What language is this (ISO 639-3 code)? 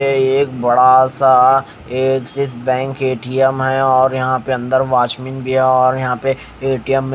hin